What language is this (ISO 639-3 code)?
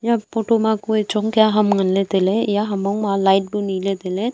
nnp